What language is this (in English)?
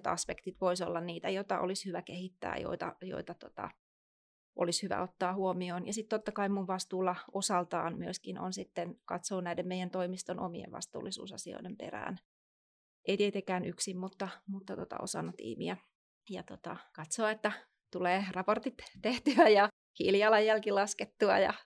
Finnish